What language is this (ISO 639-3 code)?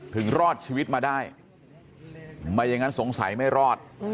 tha